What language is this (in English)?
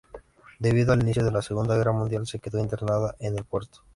Spanish